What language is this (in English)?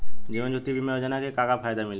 Bhojpuri